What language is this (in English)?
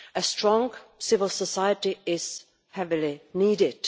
English